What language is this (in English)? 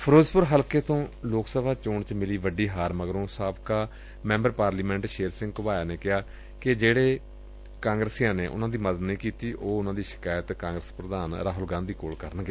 Punjabi